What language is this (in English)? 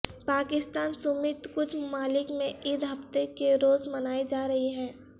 Urdu